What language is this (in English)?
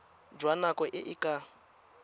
Tswana